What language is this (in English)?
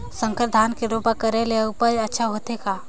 Chhattisgarhi